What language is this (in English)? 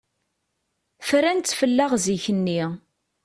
Kabyle